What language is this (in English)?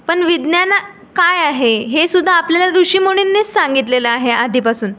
Marathi